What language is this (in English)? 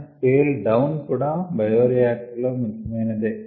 Telugu